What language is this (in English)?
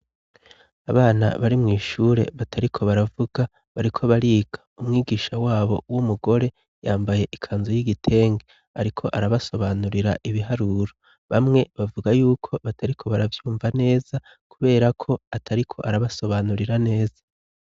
Rundi